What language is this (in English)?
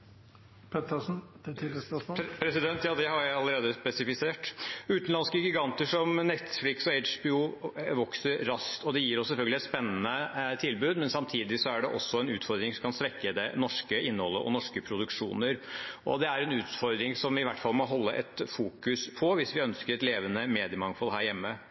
Norwegian Bokmål